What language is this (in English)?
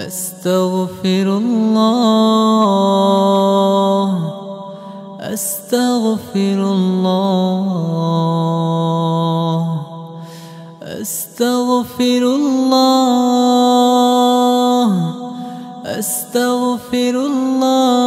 Arabic